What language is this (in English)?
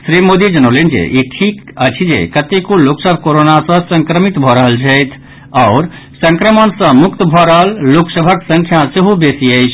Maithili